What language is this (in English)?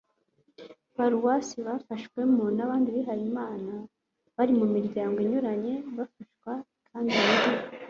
Kinyarwanda